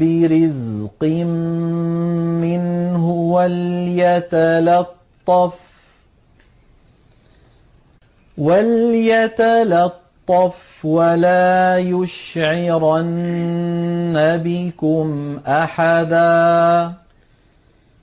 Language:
Arabic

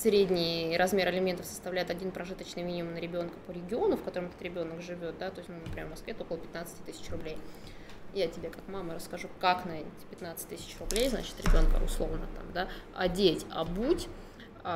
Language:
Russian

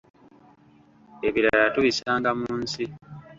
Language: Ganda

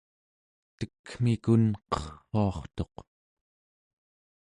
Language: Central Yupik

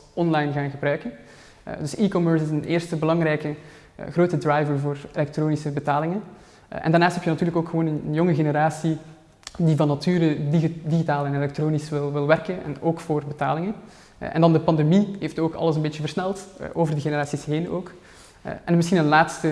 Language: Dutch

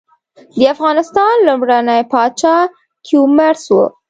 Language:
Pashto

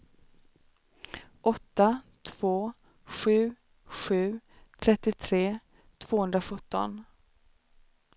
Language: Swedish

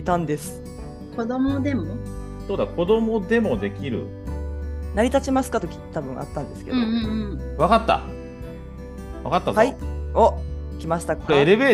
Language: Japanese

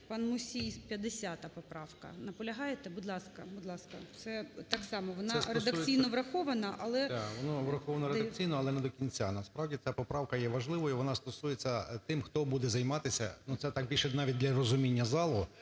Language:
Ukrainian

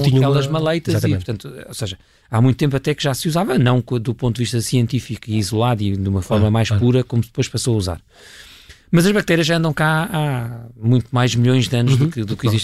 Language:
Portuguese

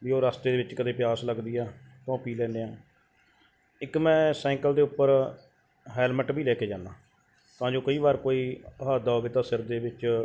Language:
Punjabi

